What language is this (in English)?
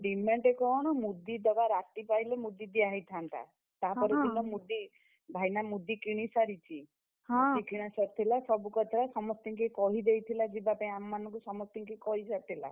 Odia